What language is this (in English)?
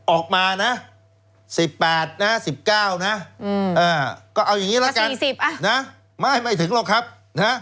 Thai